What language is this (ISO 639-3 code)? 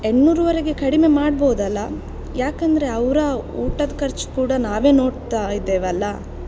kan